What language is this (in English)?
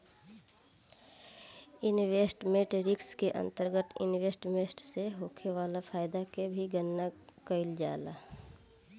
Bhojpuri